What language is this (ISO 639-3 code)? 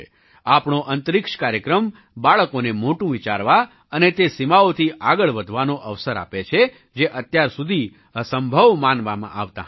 guj